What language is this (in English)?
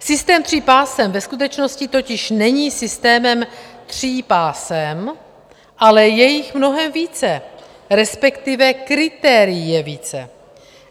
Czech